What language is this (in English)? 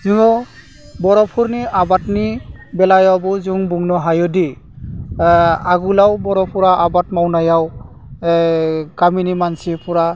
Bodo